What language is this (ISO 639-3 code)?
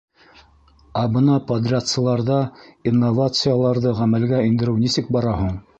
bak